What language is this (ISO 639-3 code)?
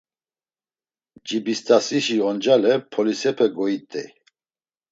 lzz